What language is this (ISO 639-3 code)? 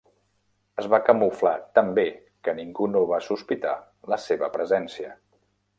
cat